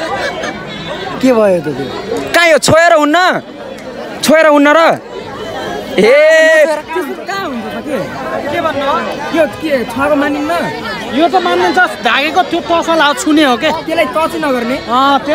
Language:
Indonesian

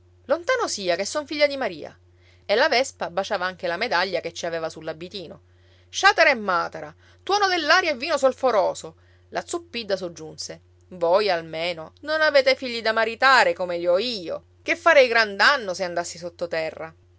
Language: Italian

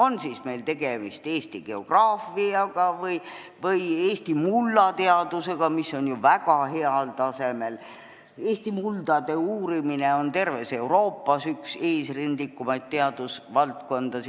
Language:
Estonian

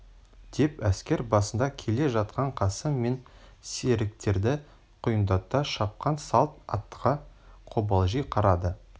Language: Kazakh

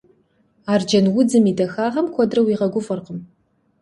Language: Kabardian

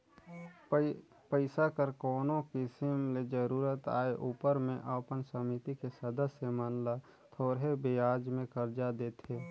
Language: Chhattisgarhi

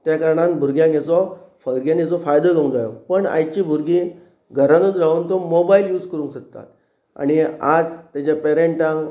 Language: Konkani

